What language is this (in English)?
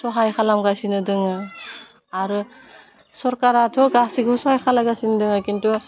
Bodo